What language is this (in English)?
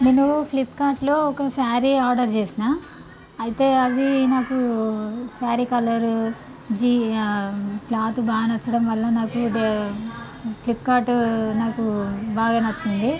Telugu